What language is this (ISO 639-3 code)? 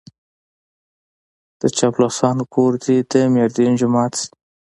pus